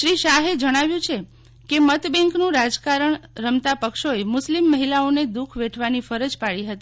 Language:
Gujarati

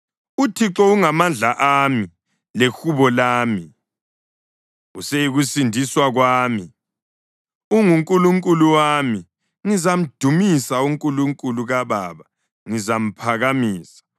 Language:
North Ndebele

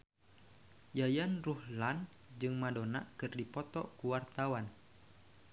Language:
Sundanese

